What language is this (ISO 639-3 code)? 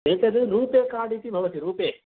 san